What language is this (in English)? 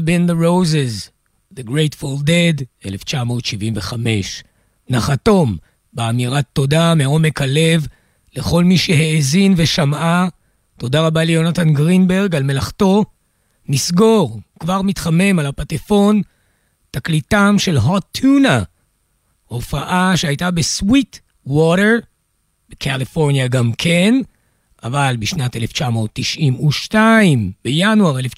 Hebrew